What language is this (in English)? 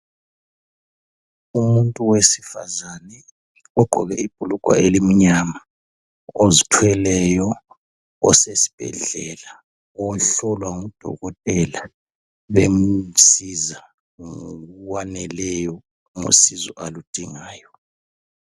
North Ndebele